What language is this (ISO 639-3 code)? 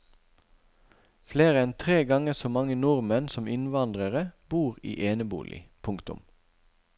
nor